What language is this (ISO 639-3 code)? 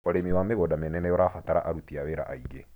kik